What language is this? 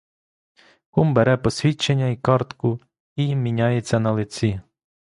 Ukrainian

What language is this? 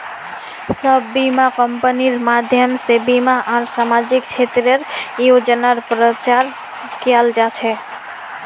Magahi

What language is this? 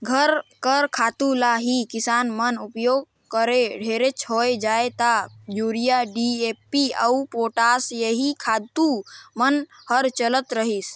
Chhattisgarhi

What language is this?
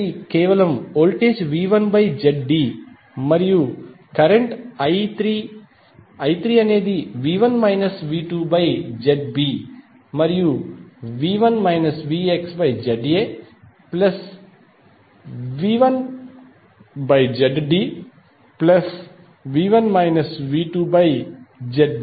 Telugu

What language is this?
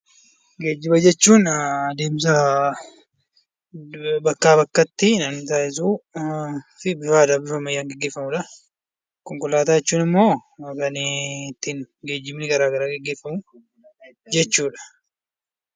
Oromo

